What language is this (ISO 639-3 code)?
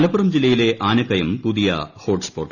mal